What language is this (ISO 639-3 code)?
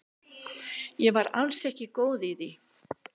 isl